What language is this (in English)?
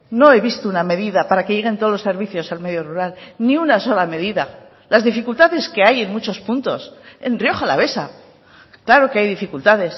Spanish